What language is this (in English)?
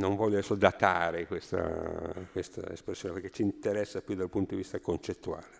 Italian